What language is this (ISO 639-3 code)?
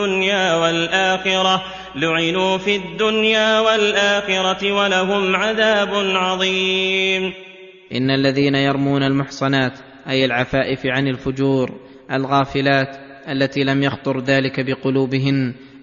ara